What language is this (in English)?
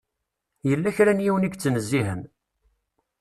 Kabyle